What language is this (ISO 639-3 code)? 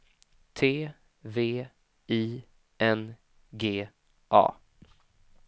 swe